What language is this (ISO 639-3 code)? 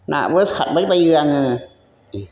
brx